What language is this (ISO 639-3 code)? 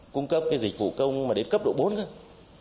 vie